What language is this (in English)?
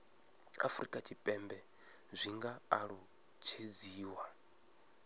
Venda